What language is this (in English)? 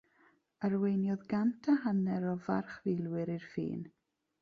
Welsh